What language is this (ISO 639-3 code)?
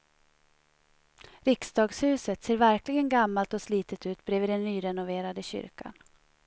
swe